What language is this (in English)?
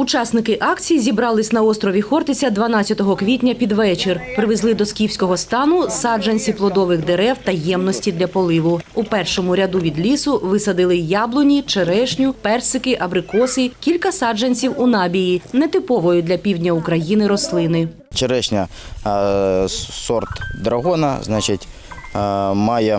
Ukrainian